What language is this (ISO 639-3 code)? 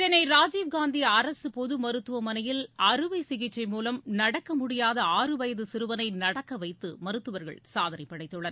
tam